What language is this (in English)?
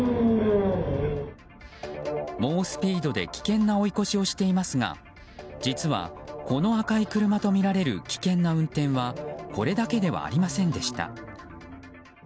Japanese